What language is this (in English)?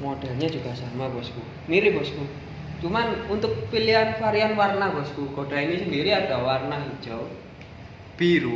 Indonesian